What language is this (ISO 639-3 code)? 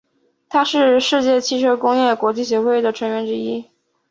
zho